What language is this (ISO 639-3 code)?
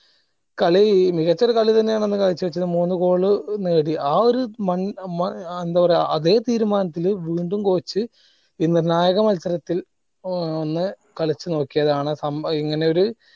mal